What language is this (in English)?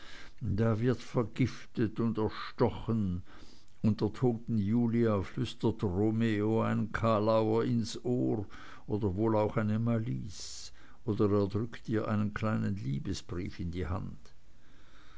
German